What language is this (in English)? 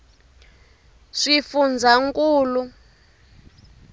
Tsonga